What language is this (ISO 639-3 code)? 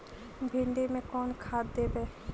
mag